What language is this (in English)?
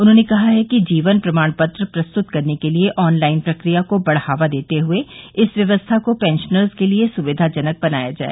Hindi